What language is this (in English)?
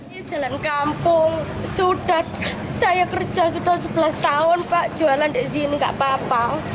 Indonesian